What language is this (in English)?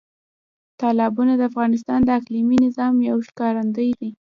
Pashto